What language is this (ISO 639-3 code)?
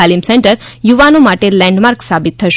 guj